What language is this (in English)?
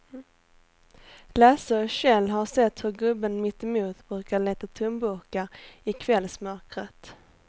Swedish